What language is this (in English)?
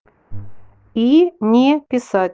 Russian